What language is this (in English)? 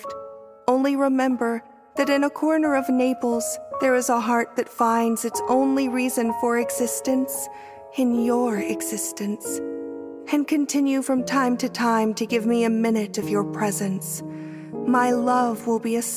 English